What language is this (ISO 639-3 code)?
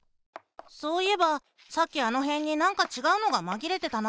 jpn